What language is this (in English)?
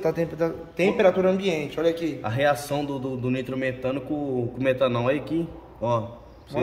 Portuguese